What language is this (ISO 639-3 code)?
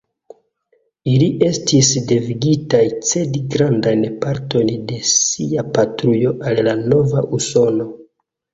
epo